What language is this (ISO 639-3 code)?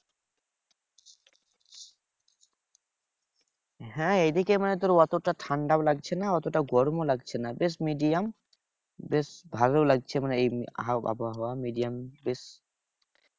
ben